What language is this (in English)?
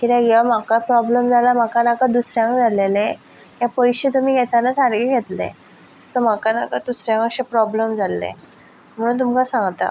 Konkani